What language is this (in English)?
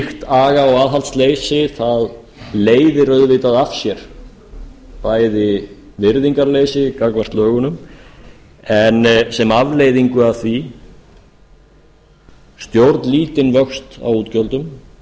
Icelandic